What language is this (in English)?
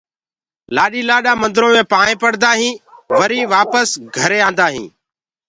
Gurgula